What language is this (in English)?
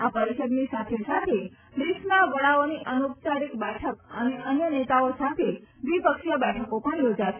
Gujarati